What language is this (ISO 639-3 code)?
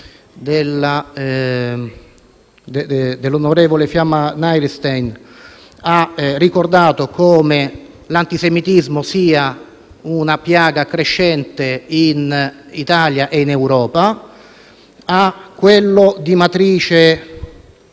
ita